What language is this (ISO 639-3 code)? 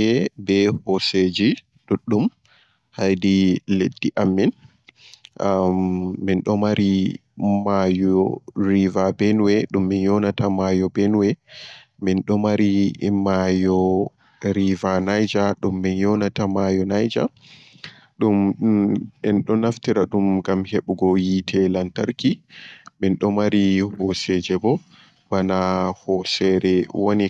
fue